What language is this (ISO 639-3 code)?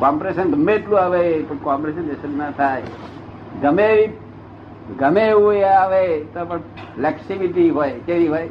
guj